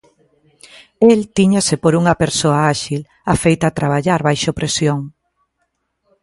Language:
Galician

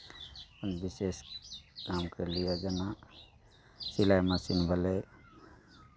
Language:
Maithili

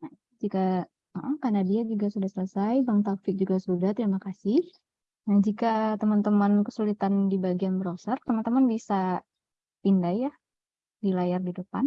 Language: Indonesian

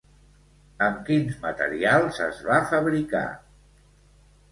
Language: Catalan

